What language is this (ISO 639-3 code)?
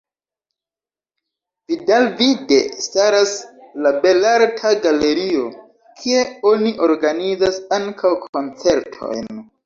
epo